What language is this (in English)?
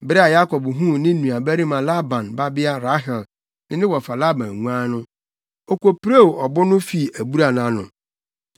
Akan